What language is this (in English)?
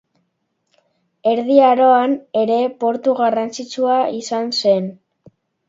Basque